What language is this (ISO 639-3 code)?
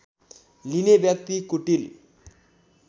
nep